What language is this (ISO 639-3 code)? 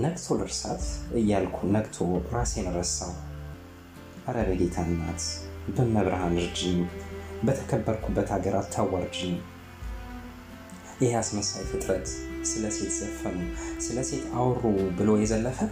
amh